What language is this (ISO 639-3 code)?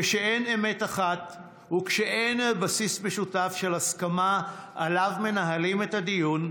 heb